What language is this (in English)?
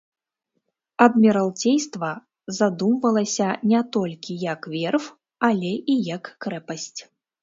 Belarusian